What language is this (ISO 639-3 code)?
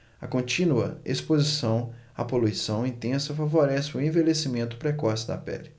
por